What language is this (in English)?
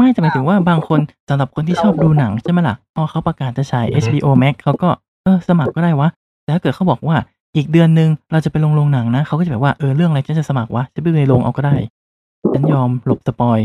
Thai